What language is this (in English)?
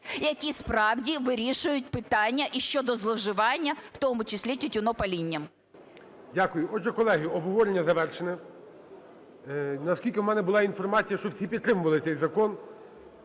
Ukrainian